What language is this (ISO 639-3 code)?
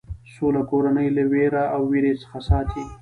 pus